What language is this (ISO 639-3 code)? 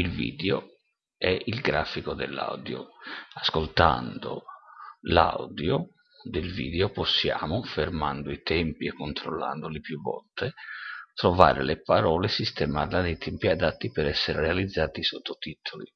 ita